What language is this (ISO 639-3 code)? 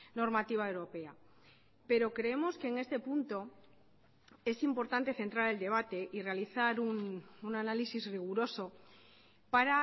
spa